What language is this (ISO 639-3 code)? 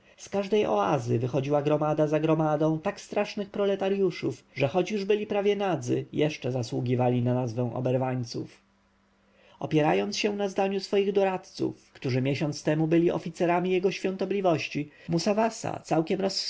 pol